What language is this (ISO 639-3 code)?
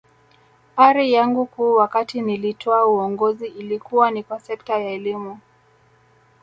swa